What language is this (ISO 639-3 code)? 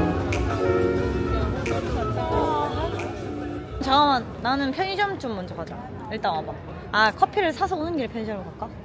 kor